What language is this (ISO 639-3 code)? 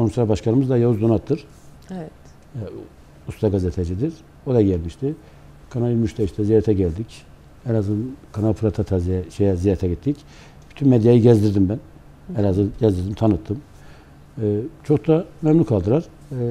tur